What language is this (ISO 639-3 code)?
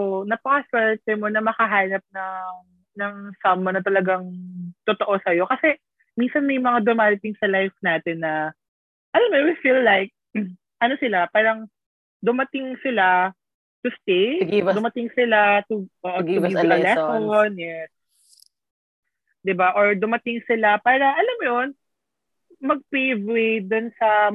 fil